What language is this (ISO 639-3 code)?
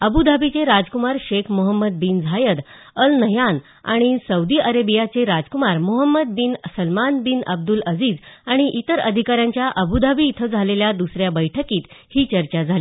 mar